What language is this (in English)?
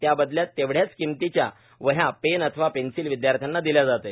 Marathi